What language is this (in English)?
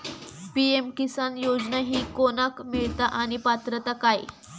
Marathi